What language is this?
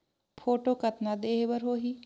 Chhattisgarhi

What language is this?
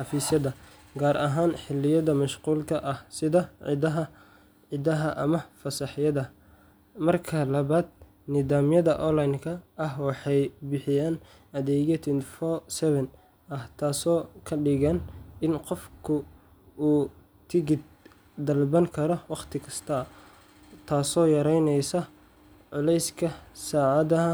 Somali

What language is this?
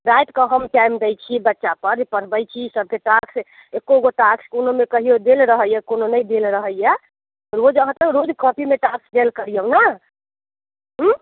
Maithili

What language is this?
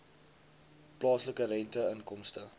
Afrikaans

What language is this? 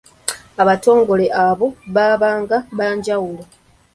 Ganda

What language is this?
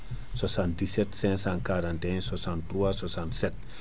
Fula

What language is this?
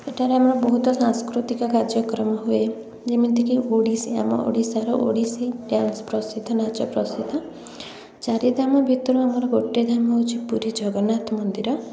Odia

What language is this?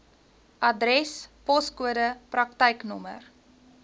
Afrikaans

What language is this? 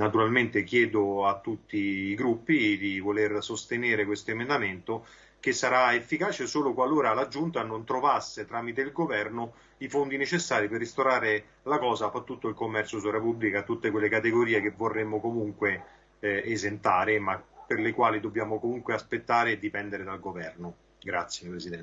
Italian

